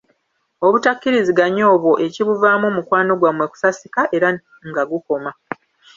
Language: Ganda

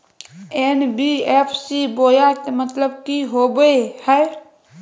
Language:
Magahi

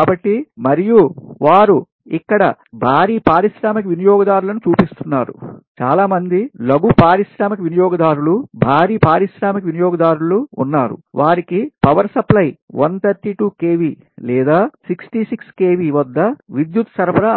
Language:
Telugu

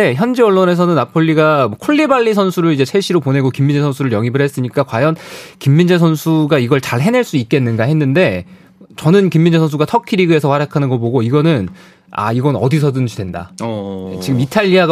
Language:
Korean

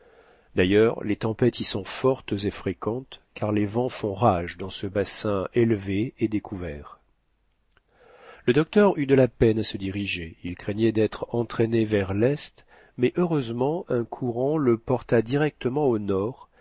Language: French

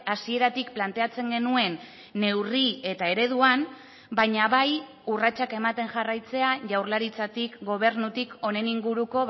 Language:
Basque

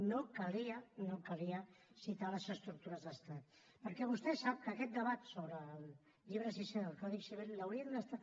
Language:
Catalan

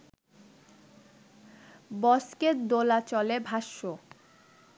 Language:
Bangla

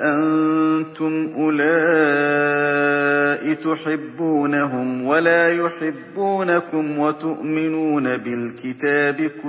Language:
Arabic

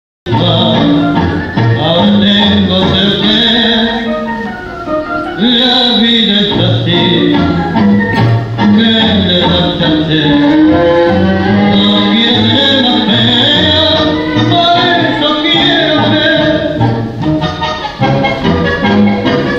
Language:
Arabic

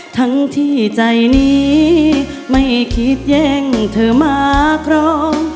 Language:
Thai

